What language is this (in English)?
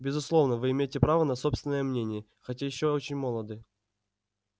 Russian